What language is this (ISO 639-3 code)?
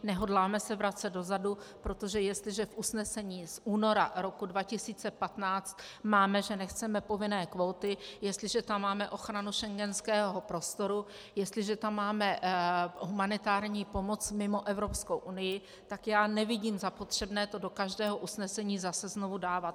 ces